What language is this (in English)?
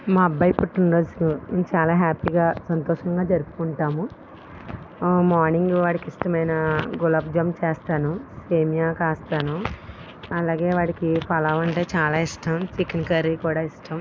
Telugu